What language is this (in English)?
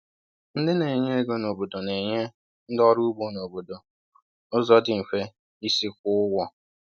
Igbo